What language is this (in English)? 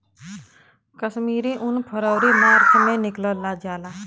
Bhojpuri